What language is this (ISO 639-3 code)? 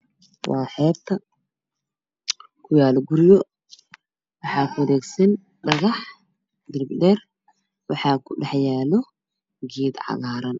som